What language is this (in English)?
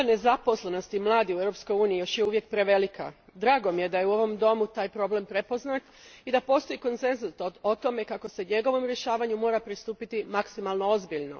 Croatian